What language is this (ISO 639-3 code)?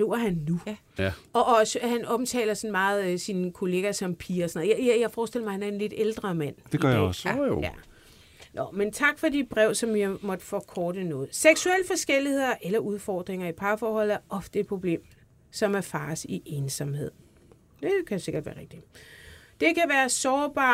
dan